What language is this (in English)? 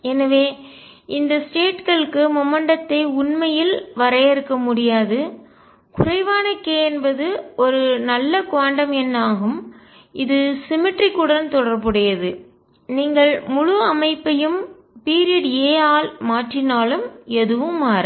Tamil